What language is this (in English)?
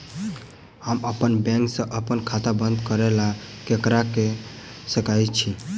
Maithili